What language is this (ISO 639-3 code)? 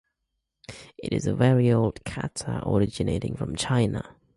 eng